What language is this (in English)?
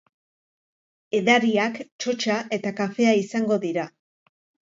Basque